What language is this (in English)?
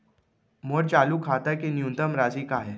Chhattisgarhi